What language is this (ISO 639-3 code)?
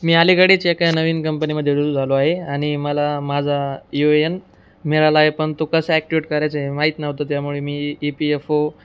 mar